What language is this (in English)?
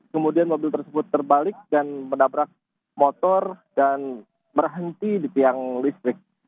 Indonesian